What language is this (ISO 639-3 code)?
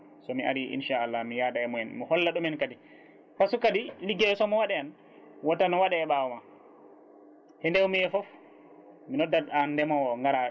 ful